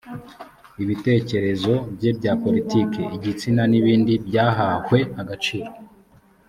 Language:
Kinyarwanda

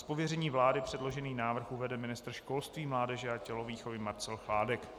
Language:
Czech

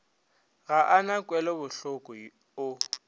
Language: Northern Sotho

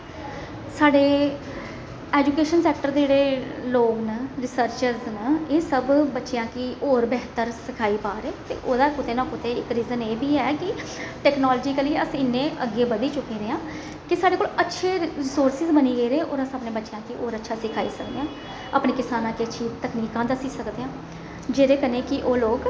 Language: Dogri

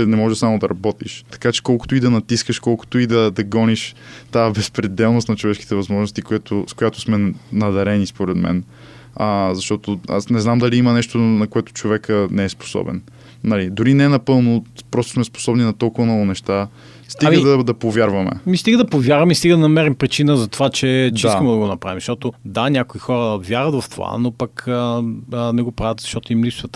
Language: Bulgarian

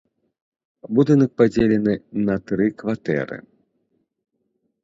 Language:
Belarusian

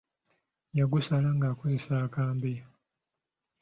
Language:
Ganda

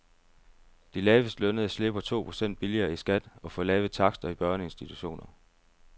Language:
Danish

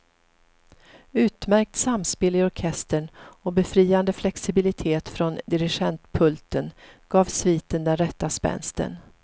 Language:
Swedish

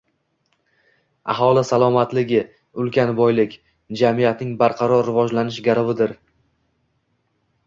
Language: Uzbek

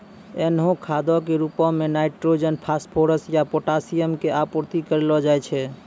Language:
Maithili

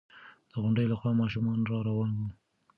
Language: Pashto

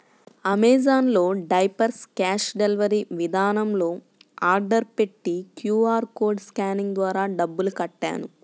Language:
Telugu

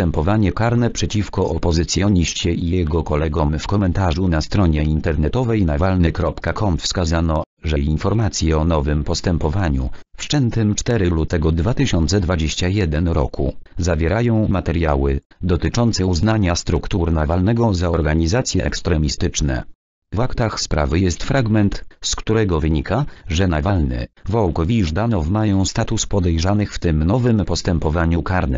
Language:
Polish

